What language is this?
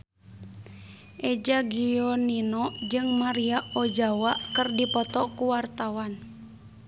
Sundanese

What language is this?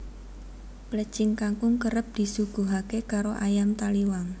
Javanese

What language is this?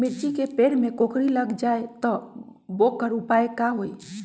Magahi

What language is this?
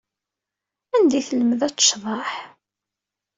Kabyle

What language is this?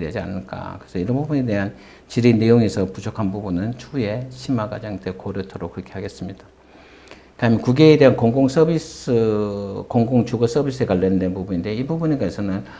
Korean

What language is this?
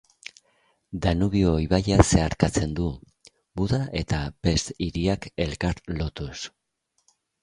Basque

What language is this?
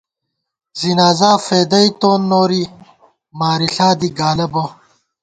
Gawar-Bati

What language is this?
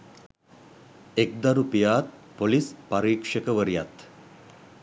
Sinhala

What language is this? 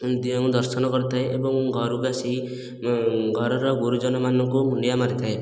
Odia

